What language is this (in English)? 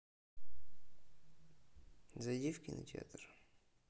Russian